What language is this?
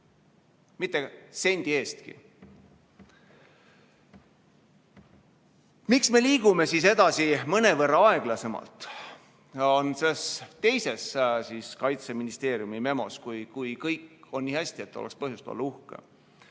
Estonian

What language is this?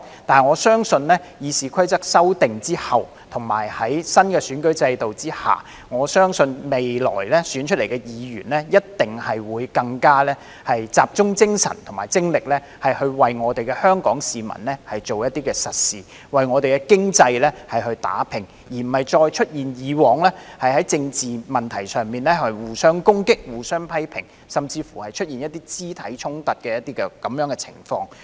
Cantonese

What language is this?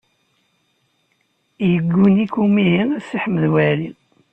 Kabyle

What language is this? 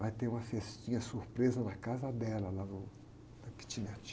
Portuguese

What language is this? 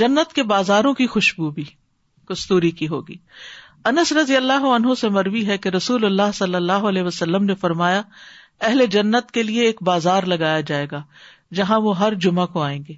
Urdu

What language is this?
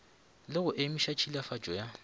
Northern Sotho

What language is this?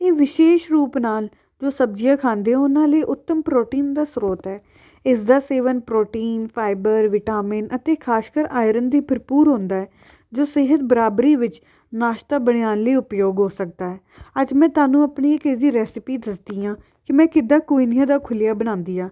Punjabi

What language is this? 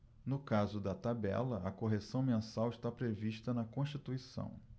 Portuguese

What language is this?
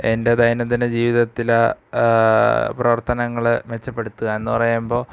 Malayalam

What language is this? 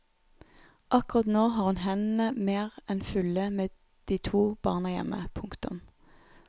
Norwegian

